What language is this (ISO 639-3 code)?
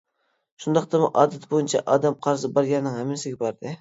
uig